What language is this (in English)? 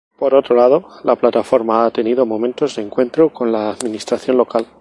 Spanish